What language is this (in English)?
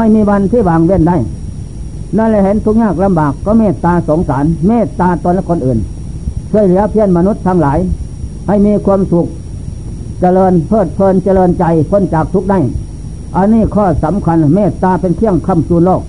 Thai